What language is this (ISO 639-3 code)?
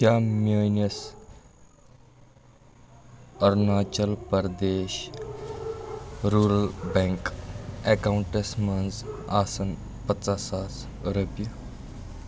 kas